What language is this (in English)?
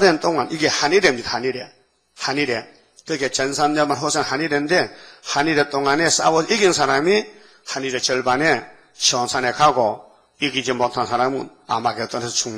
Korean